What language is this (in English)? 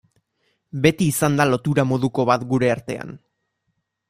Basque